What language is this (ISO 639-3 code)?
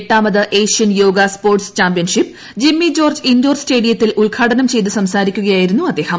mal